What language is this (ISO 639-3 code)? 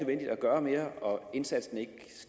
dan